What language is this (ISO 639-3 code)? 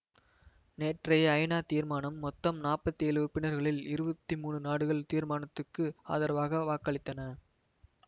tam